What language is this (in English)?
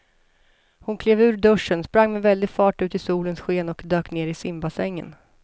Swedish